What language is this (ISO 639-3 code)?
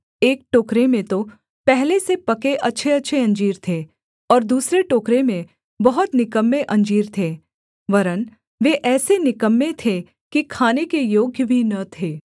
hin